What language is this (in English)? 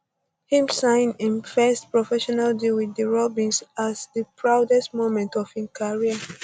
Nigerian Pidgin